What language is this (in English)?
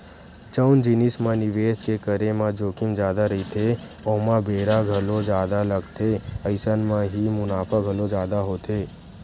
Chhattisgarhi